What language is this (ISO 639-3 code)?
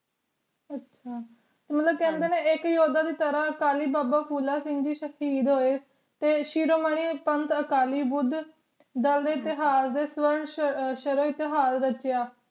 pan